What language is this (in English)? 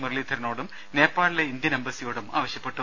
Malayalam